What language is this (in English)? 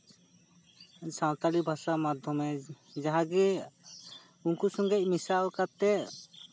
Santali